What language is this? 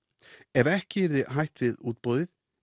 Icelandic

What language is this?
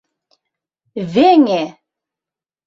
Mari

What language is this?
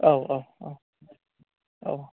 Bodo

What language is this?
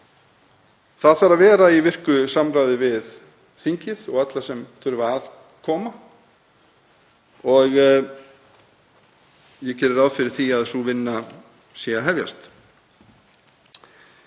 Icelandic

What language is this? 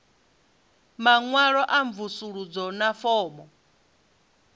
Venda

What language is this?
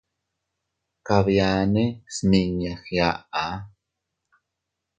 Teutila Cuicatec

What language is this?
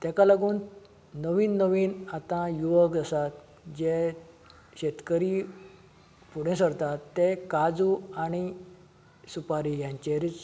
Konkani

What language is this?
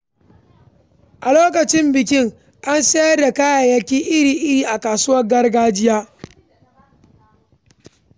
Hausa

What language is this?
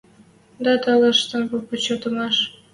Western Mari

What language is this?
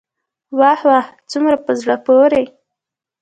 Pashto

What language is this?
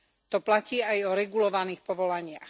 Slovak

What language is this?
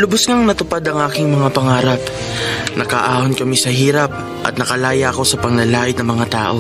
Filipino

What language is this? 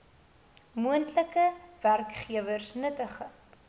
Afrikaans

